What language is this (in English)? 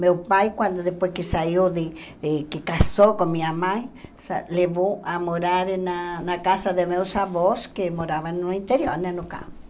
Portuguese